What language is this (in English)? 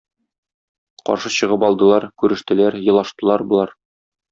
Tatar